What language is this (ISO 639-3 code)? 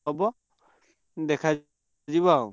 ori